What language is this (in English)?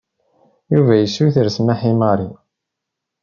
Kabyle